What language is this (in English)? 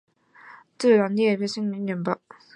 Chinese